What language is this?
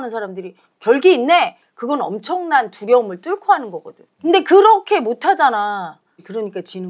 Korean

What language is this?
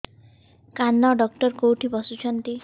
Odia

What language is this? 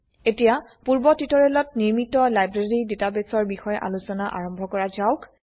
Assamese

